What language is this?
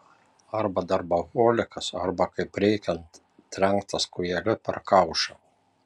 Lithuanian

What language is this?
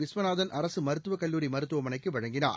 Tamil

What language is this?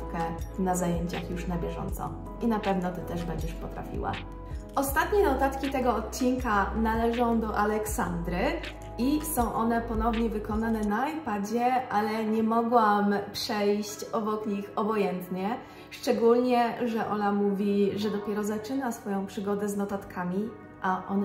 Polish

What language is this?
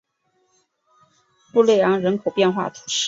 Chinese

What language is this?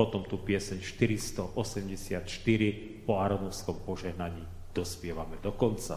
Slovak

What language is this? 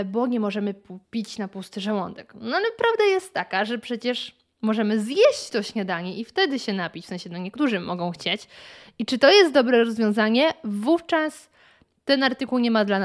Polish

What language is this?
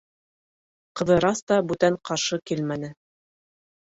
Bashkir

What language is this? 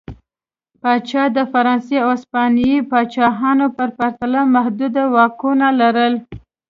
Pashto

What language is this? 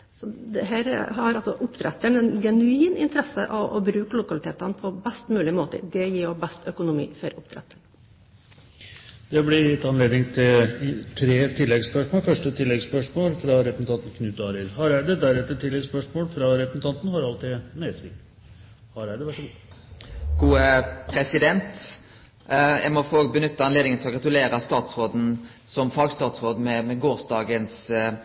Norwegian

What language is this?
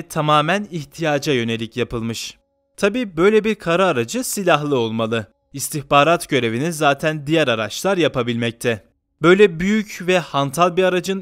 Turkish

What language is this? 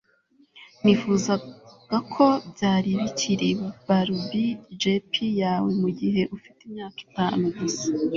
Kinyarwanda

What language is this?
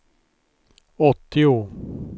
Swedish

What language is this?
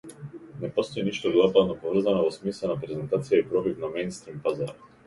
Macedonian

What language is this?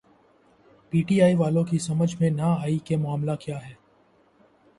Urdu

